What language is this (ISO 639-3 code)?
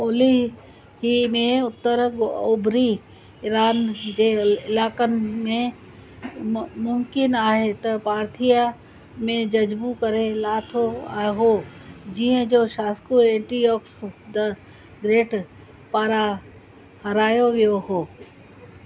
snd